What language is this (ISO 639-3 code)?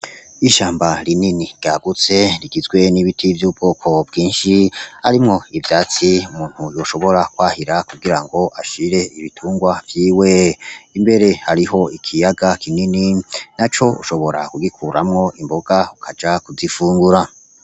run